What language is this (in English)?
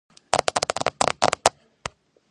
Georgian